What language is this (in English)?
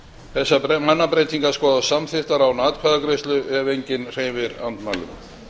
Icelandic